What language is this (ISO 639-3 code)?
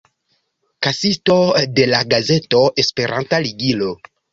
epo